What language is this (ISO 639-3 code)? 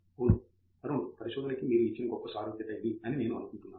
tel